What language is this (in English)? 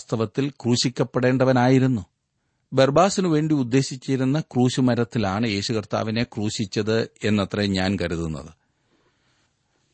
Malayalam